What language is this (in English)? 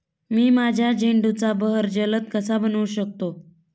Marathi